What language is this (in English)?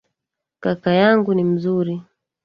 Swahili